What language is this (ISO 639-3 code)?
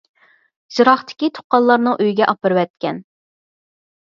uig